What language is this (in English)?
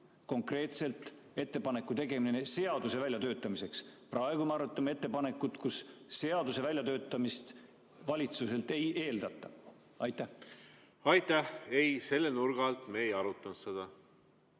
Estonian